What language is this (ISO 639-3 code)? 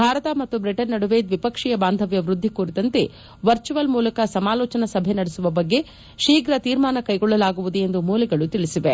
kan